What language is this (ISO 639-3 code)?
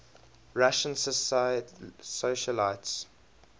eng